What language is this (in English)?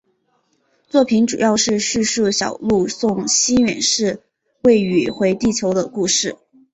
Chinese